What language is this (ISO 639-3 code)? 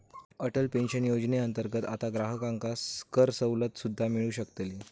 mar